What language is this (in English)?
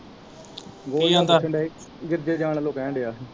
Punjabi